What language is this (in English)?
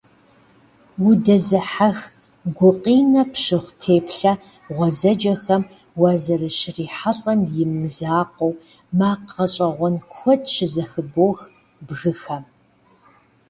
Kabardian